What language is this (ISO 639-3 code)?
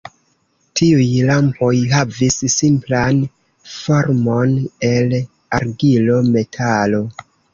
epo